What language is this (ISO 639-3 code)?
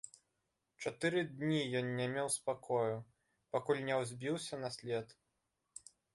bel